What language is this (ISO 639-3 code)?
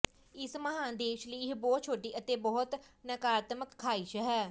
pan